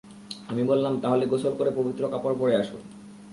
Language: Bangla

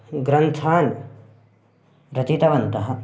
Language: Sanskrit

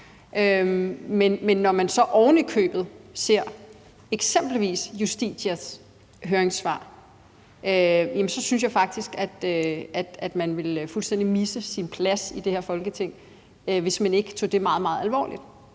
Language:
Danish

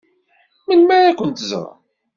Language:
Kabyle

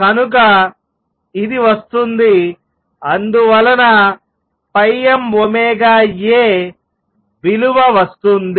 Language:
Telugu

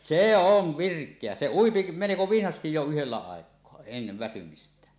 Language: Finnish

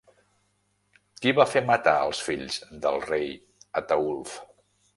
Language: Catalan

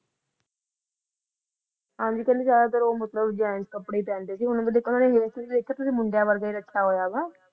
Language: Punjabi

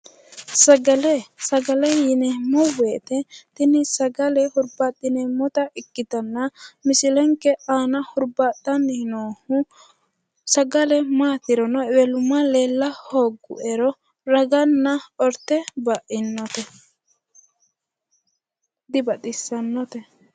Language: Sidamo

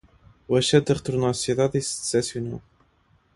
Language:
Portuguese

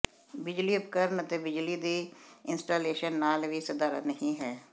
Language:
Punjabi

